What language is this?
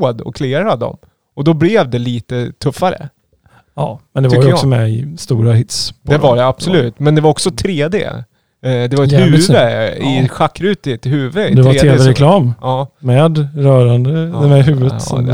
Swedish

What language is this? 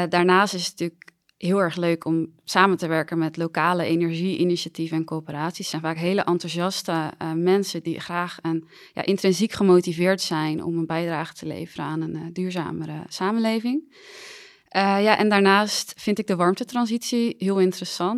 Dutch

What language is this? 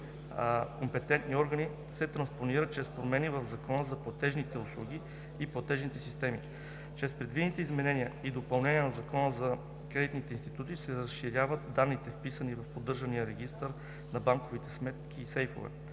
Bulgarian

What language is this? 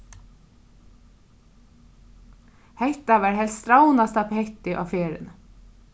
Faroese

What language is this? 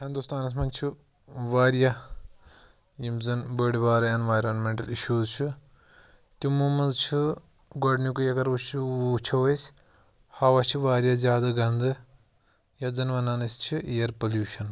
Kashmiri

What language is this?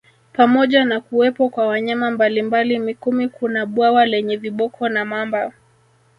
Swahili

